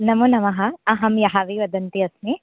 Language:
Sanskrit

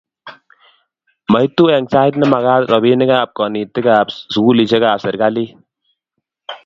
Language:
Kalenjin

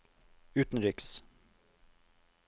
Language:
Norwegian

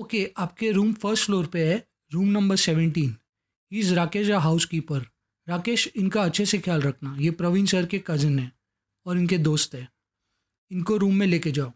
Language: Hindi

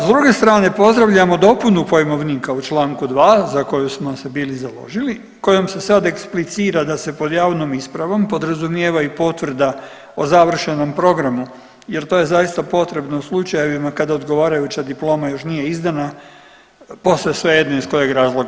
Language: Croatian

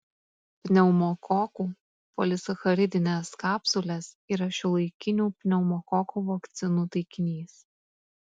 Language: Lithuanian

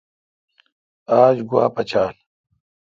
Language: Kalkoti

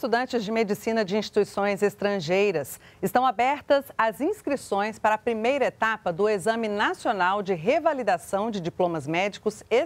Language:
Portuguese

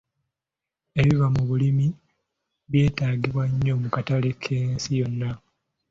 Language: Ganda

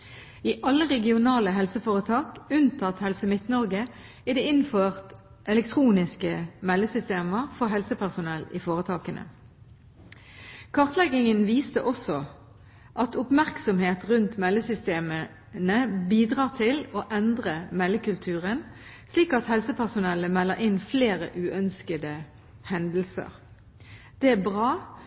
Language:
Norwegian Bokmål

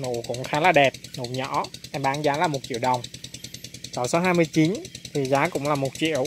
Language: Vietnamese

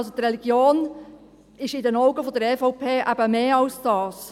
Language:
Swiss German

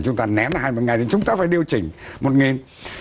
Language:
Vietnamese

